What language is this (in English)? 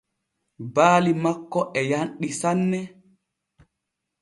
Borgu Fulfulde